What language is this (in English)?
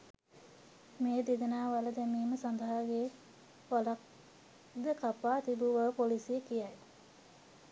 Sinhala